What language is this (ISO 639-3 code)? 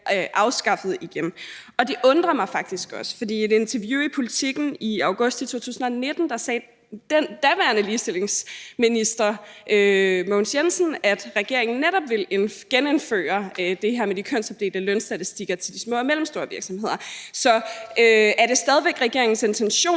dan